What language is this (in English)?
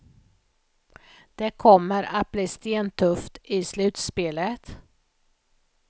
Swedish